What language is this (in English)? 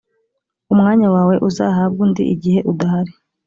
Kinyarwanda